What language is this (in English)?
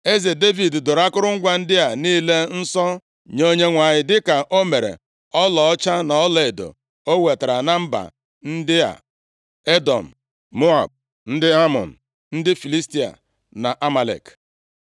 Igbo